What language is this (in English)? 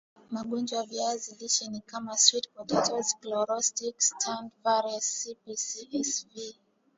Swahili